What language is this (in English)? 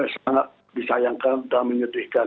Indonesian